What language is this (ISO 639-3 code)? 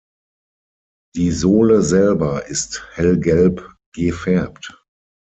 deu